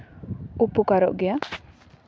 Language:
Santali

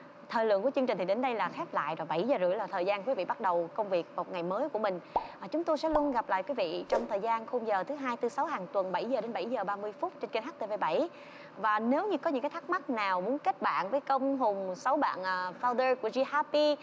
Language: Vietnamese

